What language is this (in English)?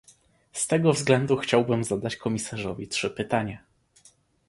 Polish